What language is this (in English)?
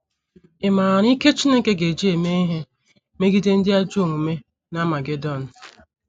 Igbo